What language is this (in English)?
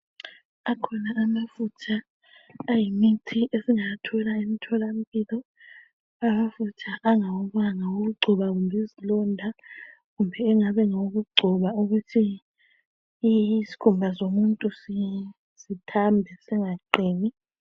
North Ndebele